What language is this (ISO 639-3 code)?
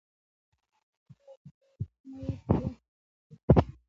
pus